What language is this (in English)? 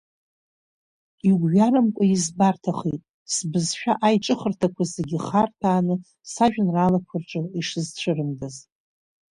Abkhazian